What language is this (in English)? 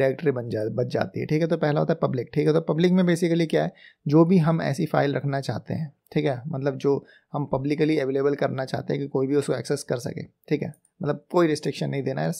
Hindi